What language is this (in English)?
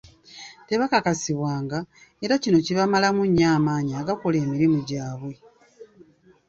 Ganda